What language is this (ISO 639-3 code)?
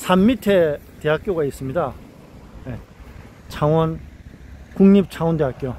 kor